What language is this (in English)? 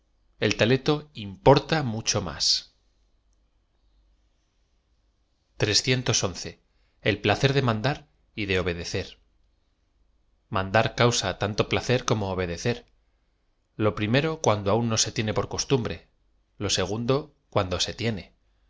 Spanish